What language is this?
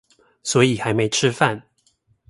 Chinese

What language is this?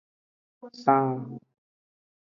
Aja (Benin)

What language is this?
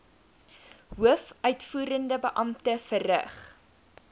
Afrikaans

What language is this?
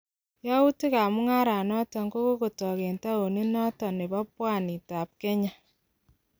Kalenjin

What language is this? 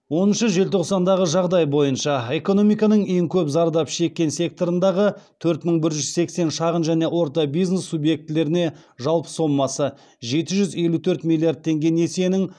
Kazakh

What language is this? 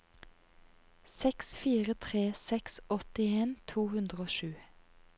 Norwegian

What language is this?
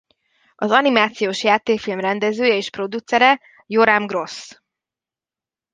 Hungarian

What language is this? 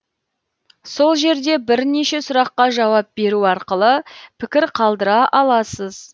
Kazakh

